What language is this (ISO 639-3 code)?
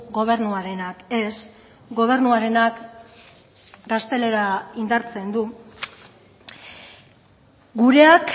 eus